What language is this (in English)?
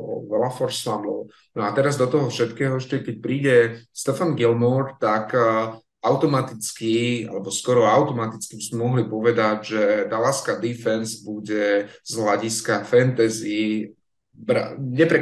Slovak